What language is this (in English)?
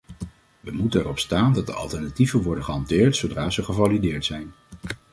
Dutch